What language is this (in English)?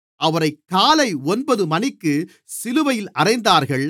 Tamil